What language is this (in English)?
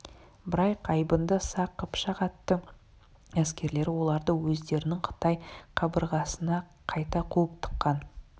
Kazakh